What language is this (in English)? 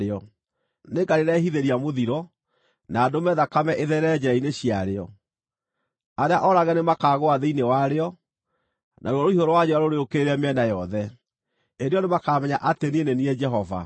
Kikuyu